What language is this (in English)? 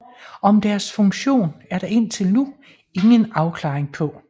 Danish